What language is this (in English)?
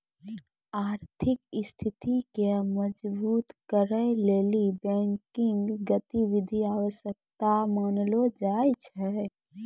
Maithili